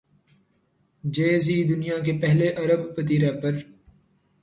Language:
Urdu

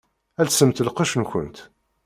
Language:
Kabyle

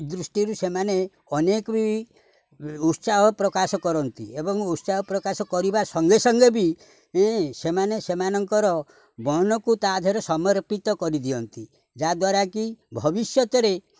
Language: Odia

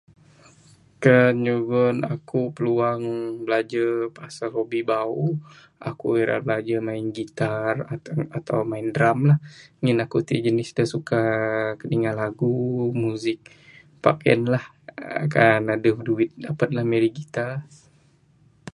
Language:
Bukar-Sadung Bidayuh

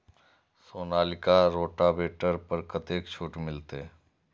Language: Maithili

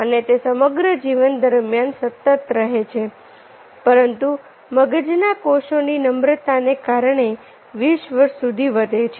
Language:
Gujarati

